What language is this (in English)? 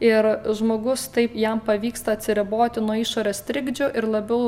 Lithuanian